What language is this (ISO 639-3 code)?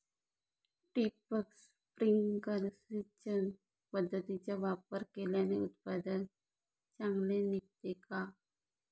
mar